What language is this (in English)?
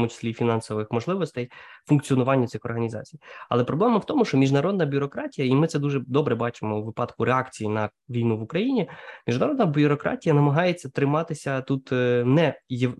Ukrainian